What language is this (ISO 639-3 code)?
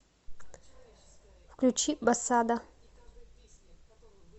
rus